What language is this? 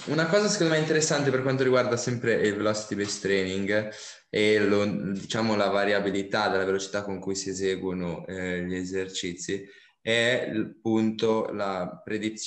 Italian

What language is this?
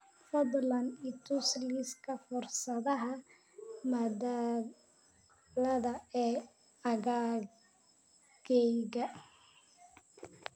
Somali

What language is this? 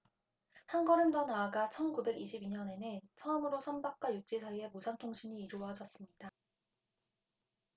Korean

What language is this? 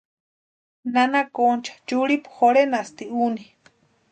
Western Highland Purepecha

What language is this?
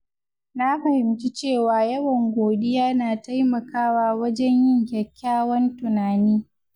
Hausa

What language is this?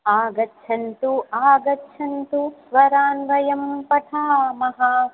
Sanskrit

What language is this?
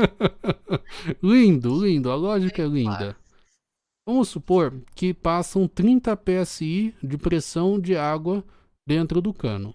Portuguese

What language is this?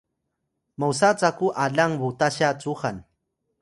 Atayal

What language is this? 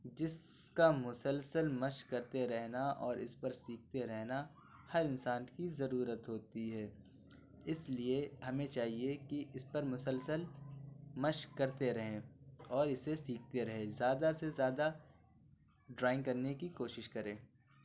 Urdu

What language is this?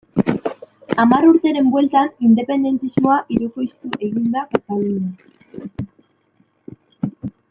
Basque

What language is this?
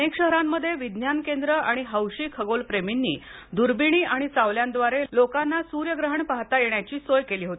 Marathi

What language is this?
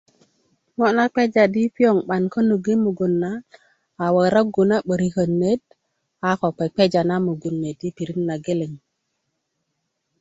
Kuku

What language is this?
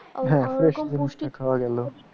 Bangla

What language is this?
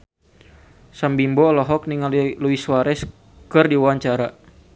Sundanese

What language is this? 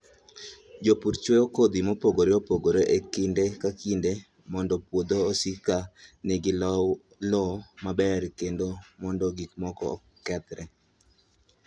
Luo (Kenya and Tanzania)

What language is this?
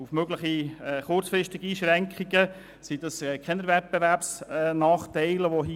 Swiss German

